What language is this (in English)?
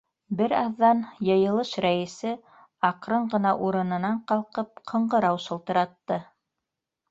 Bashkir